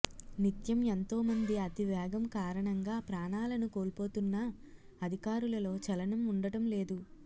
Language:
Telugu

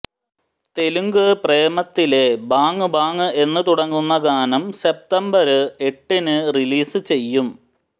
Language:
Malayalam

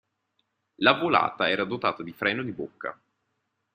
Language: Italian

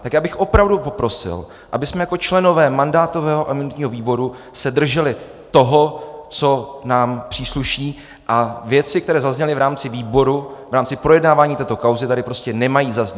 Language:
Czech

